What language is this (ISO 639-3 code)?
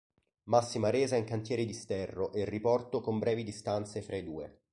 ita